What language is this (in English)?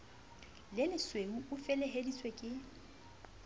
Southern Sotho